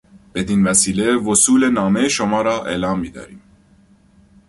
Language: Persian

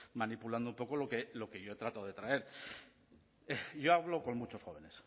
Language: Spanish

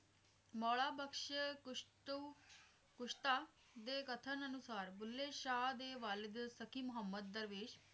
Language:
Punjabi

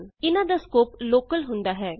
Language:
Punjabi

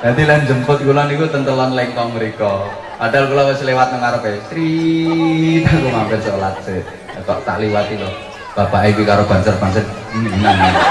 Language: Indonesian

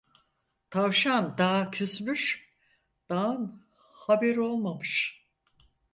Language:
Turkish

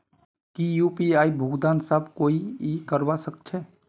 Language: Magahi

